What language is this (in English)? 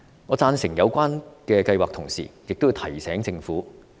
Cantonese